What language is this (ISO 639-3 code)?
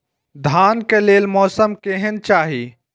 mai